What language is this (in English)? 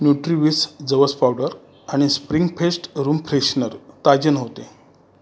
Marathi